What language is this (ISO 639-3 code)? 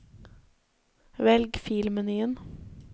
nor